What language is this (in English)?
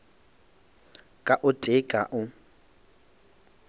Northern Sotho